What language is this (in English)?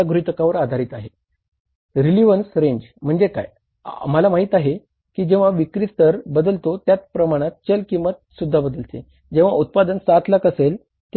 Marathi